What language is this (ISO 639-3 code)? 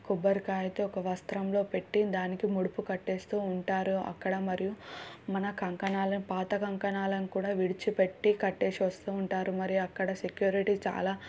tel